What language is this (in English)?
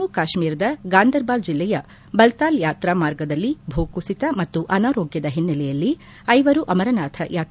Kannada